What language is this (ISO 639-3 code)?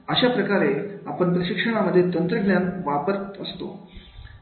mar